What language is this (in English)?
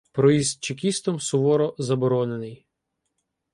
Ukrainian